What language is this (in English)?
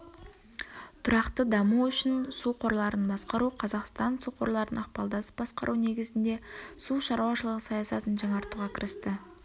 Kazakh